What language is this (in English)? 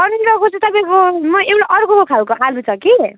Nepali